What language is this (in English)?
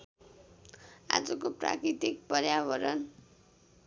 Nepali